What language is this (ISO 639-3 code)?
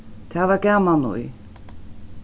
fao